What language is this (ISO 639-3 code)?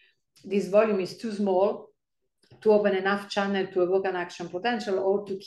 eng